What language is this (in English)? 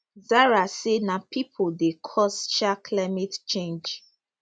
Nigerian Pidgin